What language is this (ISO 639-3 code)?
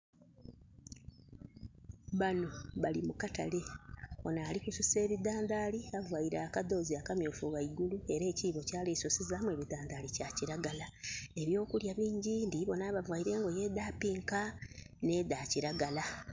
xog